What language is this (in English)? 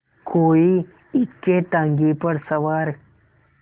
Hindi